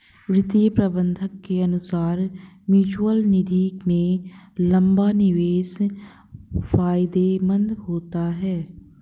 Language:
Hindi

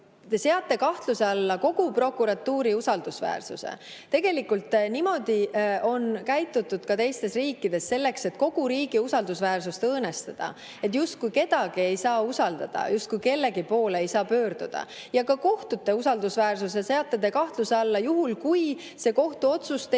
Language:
Estonian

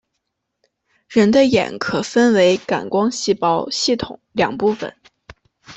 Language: Chinese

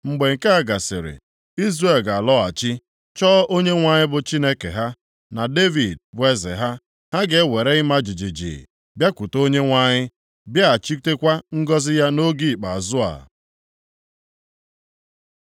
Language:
Igbo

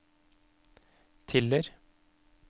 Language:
Norwegian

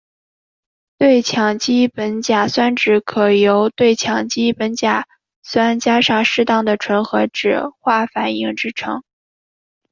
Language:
Chinese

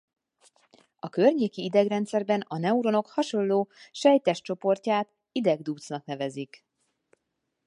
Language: Hungarian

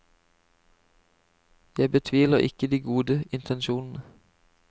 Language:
Norwegian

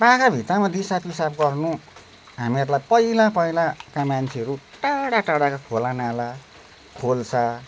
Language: Nepali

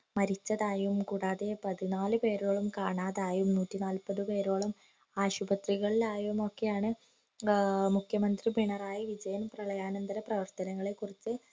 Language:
Malayalam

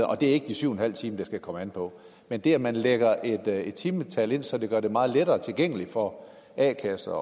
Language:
Danish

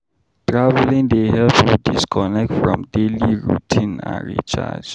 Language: Nigerian Pidgin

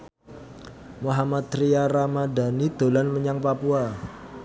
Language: Javanese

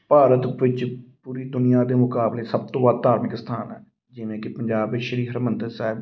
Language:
Punjabi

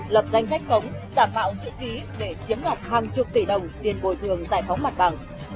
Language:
Vietnamese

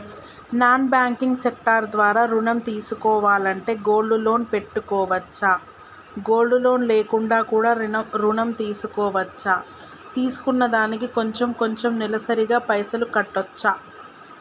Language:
Telugu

